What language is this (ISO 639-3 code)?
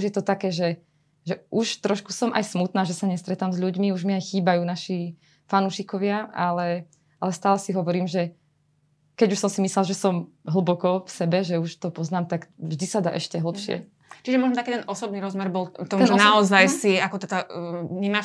slk